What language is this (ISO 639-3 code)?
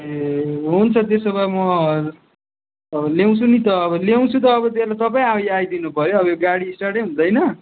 nep